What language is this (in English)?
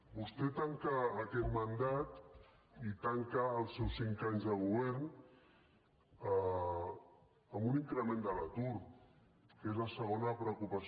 Catalan